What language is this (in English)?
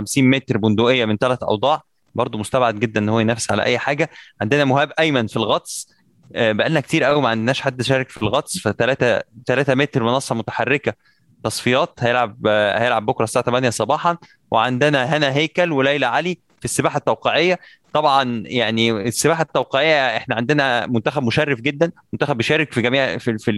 Arabic